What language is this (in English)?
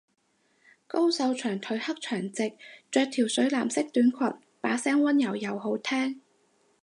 Cantonese